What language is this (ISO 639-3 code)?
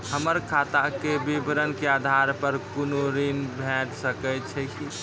mai